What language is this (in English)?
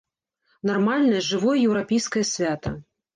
Belarusian